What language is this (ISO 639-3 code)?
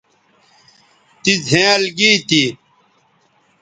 btv